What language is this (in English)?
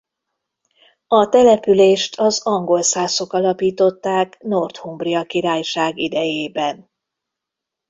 Hungarian